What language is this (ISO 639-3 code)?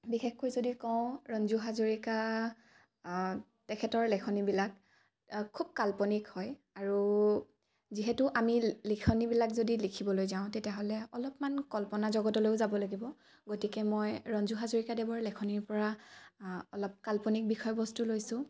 asm